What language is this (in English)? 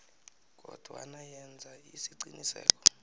South Ndebele